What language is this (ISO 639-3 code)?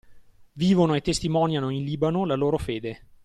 ita